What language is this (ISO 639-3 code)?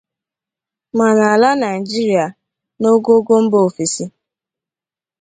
ibo